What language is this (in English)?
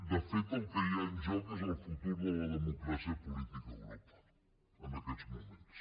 Catalan